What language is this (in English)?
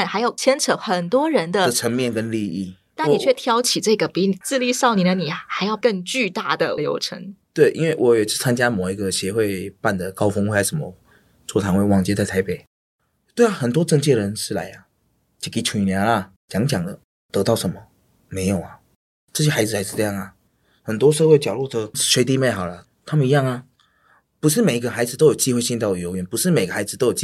Chinese